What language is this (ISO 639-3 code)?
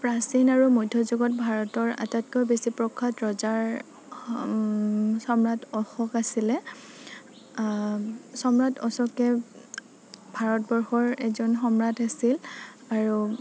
asm